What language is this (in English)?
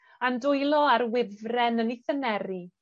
Welsh